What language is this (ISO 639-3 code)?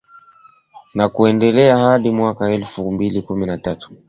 swa